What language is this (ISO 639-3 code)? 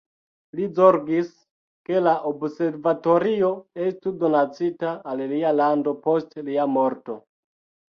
epo